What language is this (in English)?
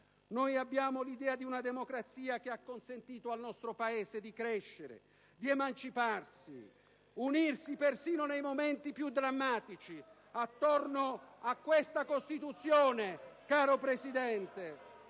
Italian